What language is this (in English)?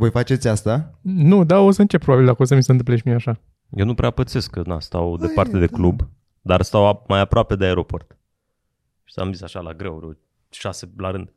Romanian